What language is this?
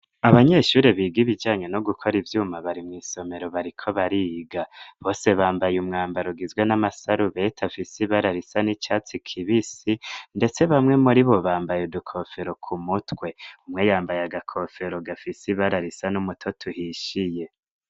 Rundi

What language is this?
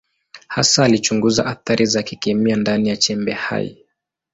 Swahili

